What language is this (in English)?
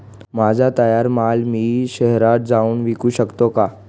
Marathi